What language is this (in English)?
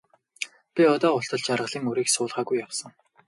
Mongolian